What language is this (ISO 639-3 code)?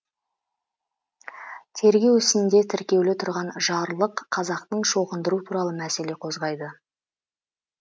kaz